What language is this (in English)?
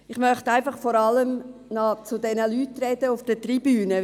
Swiss German